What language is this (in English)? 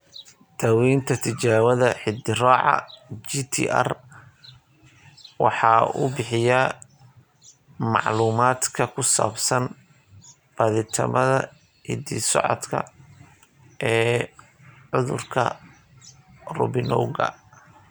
Somali